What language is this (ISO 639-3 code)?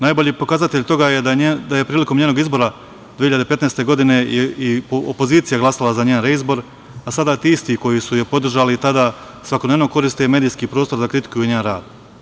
srp